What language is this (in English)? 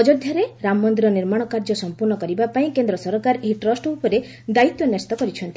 Odia